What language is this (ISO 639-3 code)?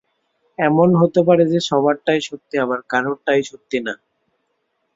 ben